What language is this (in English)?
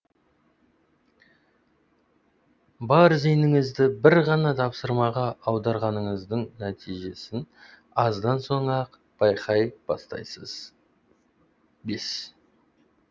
Kazakh